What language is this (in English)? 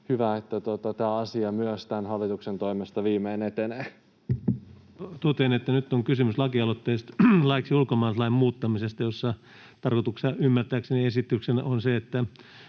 Finnish